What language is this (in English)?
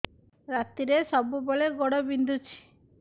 Odia